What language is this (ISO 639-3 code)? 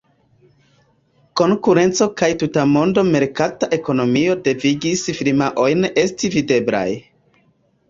epo